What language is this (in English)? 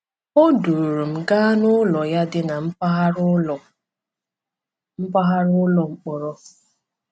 Igbo